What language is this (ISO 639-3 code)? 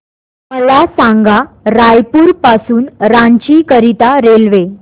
mar